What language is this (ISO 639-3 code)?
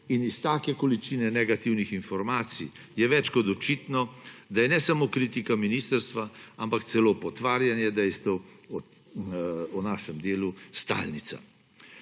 slv